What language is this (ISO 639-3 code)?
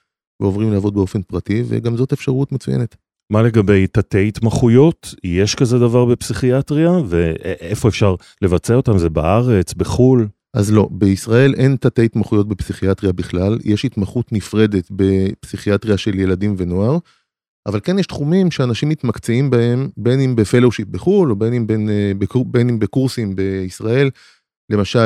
heb